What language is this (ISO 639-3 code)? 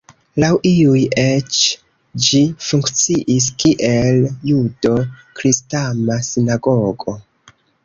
epo